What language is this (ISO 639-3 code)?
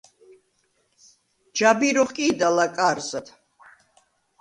sva